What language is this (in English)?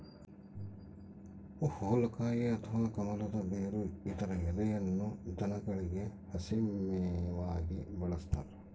Kannada